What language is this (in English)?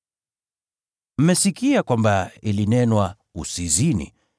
Swahili